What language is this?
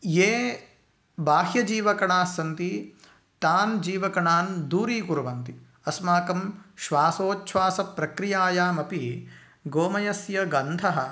Sanskrit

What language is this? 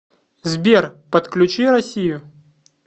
Russian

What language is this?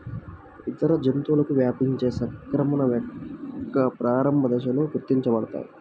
Telugu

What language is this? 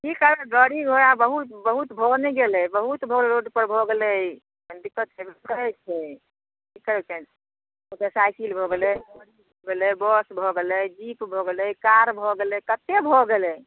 Maithili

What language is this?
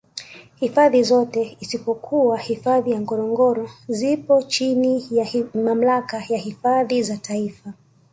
Swahili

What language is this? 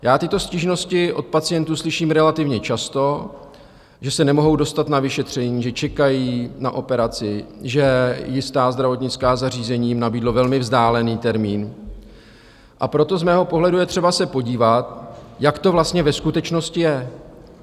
Czech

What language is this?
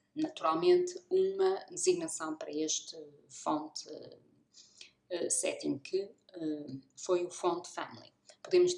Portuguese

